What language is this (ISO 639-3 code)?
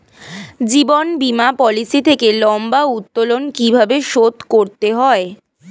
ben